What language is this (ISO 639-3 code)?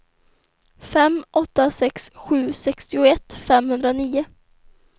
swe